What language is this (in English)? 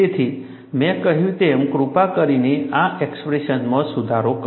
Gujarati